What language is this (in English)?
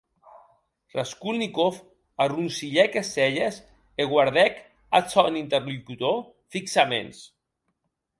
Occitan